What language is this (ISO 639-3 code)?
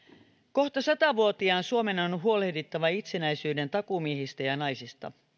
fin